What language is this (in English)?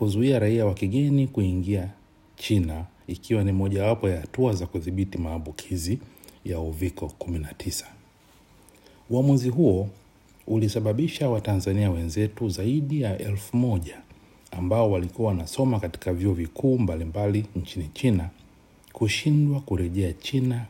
Swahili